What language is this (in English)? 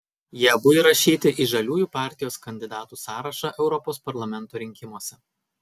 Lithuanian